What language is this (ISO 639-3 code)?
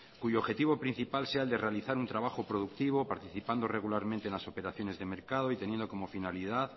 spa